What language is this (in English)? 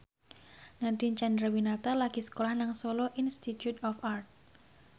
Javanese